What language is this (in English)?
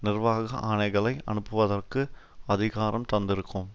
Tamil